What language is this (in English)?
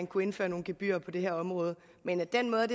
Danish